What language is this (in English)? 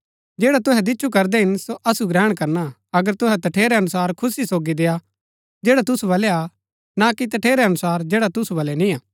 Gaddi